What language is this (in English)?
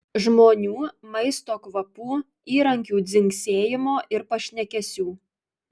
Lithuanian